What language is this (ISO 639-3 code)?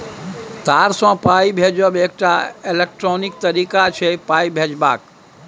mai